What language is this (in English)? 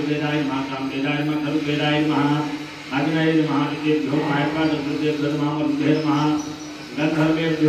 Arabic